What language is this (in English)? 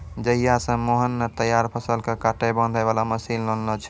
Maithili